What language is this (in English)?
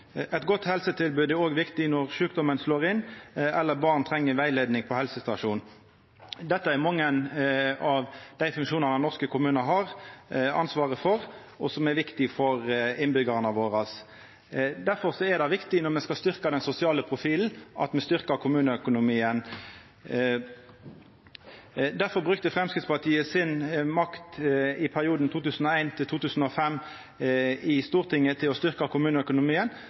Norwegian Nynorsk